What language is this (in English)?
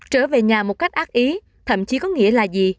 Vietnamese